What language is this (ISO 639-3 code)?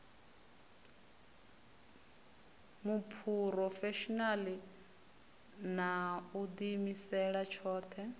ven